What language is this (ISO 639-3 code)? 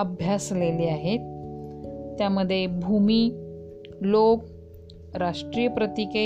mar